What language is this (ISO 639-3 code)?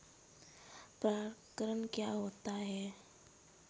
hin